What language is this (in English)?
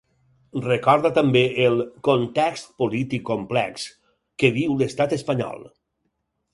Catalan